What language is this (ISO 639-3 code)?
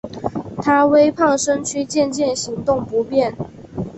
zho